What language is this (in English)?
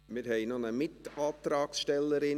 Swiss German